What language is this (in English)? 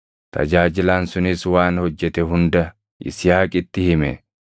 Oromo